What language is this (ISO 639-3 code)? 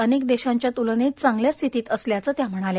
mar